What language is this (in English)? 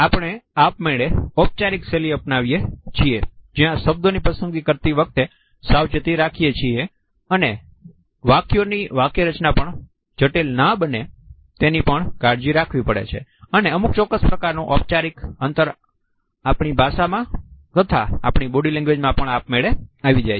Gujarati